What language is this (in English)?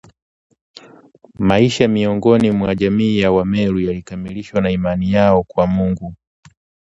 Swahili